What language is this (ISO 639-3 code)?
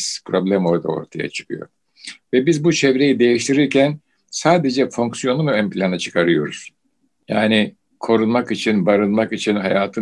tur